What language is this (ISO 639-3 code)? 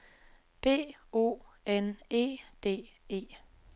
dan